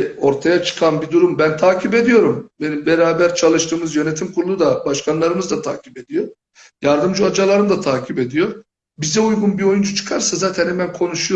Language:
Turkish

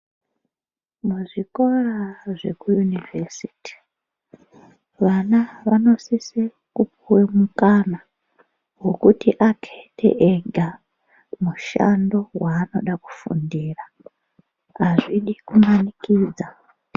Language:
Ndau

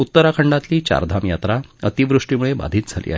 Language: Marathi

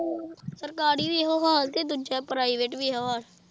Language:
Punjabi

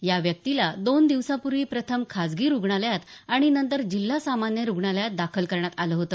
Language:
Marathi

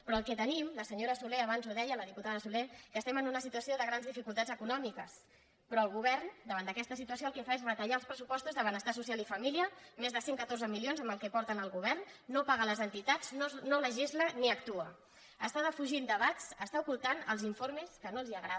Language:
Catalan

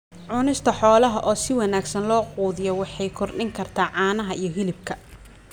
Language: Somali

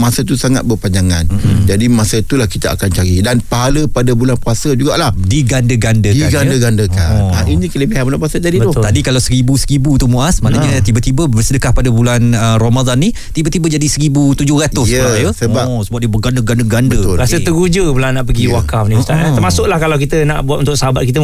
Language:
Malay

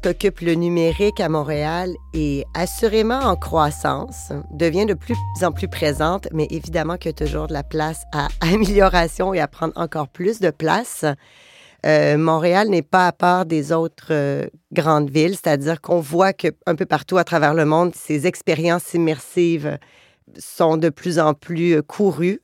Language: French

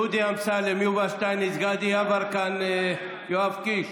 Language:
Hebrew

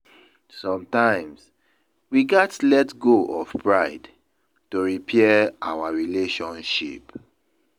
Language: Nigerian Pidgin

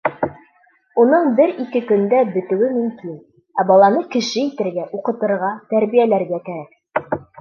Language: Bashkir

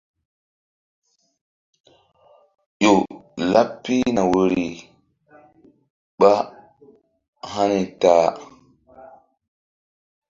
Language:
Mbum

